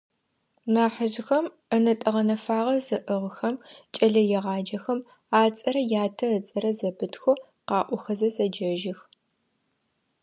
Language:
Adyghe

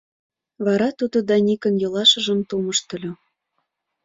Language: Mari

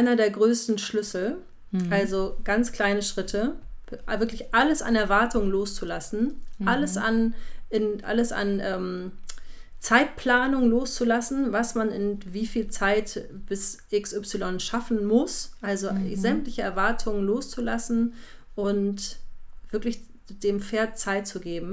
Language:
German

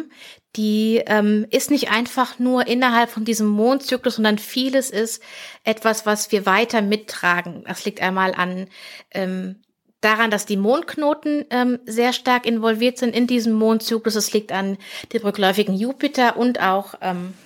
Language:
German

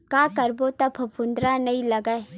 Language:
Chhattisgarhi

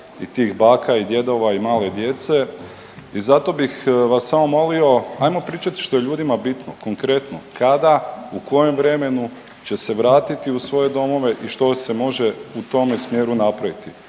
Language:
Croatian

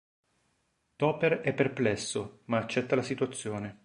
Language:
Italian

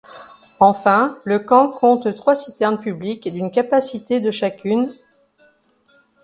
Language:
French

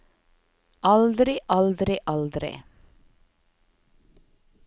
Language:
Norwegian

